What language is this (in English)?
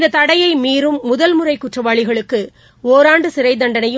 Tamil